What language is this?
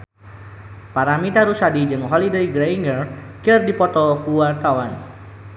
Sundanese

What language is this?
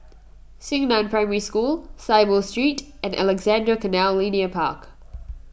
English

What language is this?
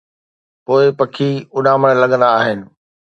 Sindhi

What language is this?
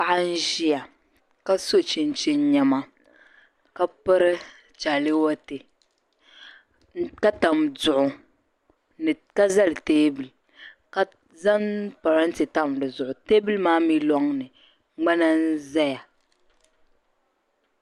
Dagbani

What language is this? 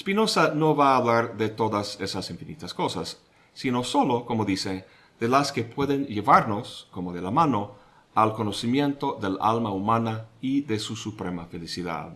Spanish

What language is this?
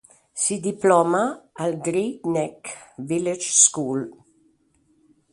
Italian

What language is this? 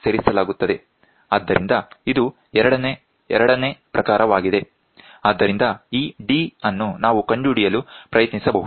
Kannada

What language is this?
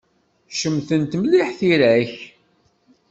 Kabyle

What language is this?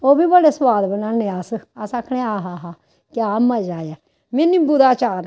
Dogri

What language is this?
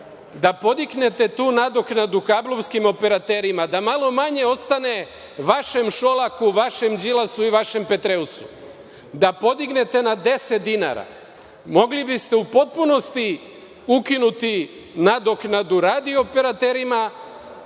Serbian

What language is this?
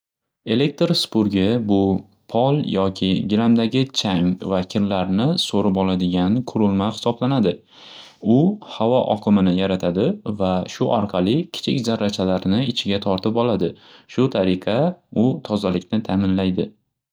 Uzbek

